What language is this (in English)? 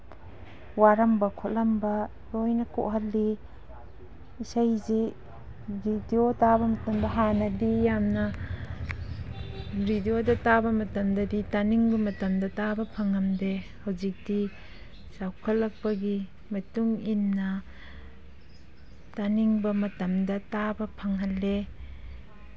Manipuri